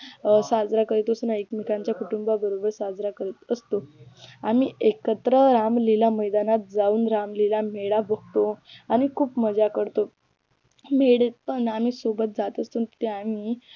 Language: Marathi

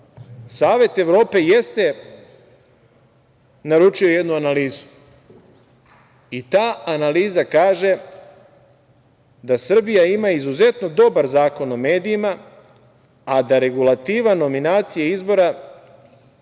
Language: Serbian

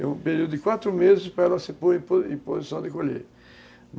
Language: Portuguese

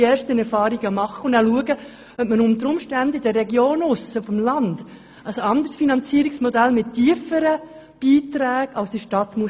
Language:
Swiss German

